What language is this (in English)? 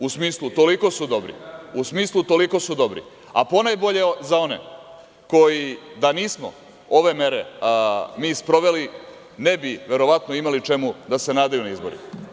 Serbian